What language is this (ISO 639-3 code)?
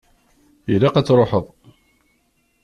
kab